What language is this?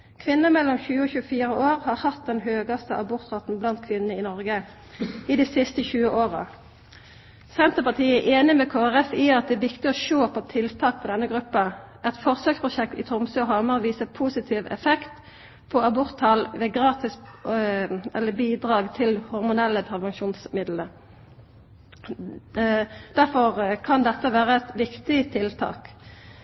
Norwegian Nynorsk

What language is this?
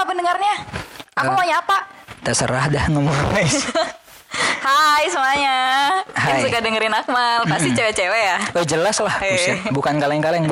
Indonesian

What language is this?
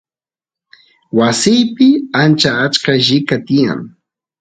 Santiago del Estero Quichua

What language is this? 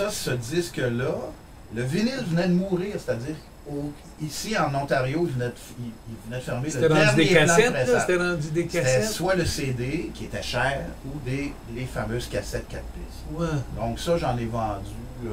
French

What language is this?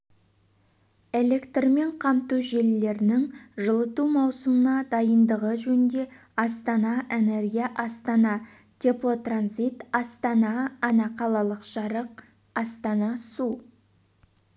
Kazakh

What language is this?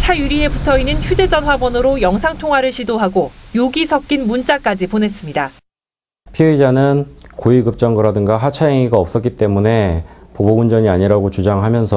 Korean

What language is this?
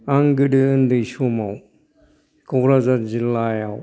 Bodo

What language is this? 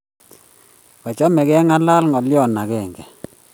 Kalenjin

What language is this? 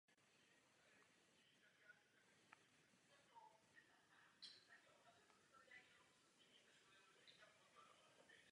Czech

